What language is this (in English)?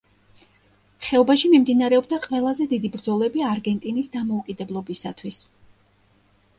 Georgian